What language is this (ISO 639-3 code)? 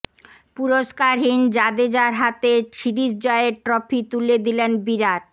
ben